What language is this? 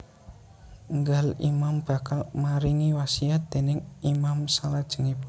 Javanese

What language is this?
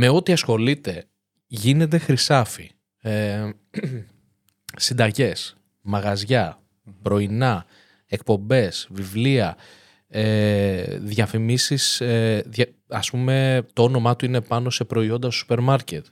Greek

